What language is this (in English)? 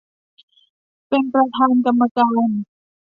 Thai